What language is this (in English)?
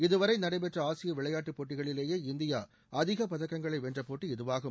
Tamil